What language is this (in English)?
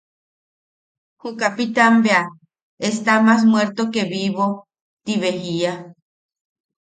Yaqui